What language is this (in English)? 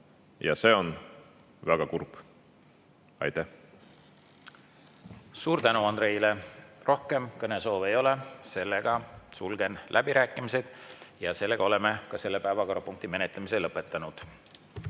Estonian